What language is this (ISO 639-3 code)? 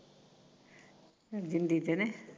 pan